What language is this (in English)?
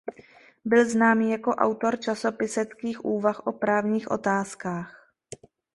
Czech